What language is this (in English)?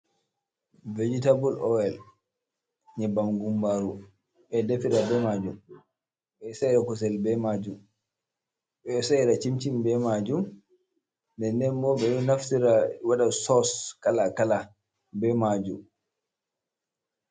Fula